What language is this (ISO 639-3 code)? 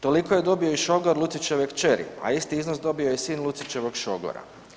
hrv